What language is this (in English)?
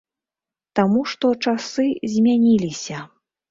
Belarusian